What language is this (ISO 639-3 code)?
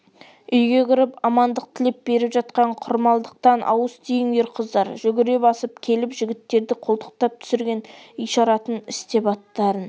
kaz